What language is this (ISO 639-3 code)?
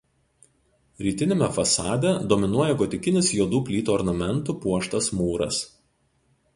lit